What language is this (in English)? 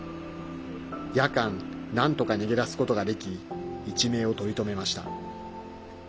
Japanese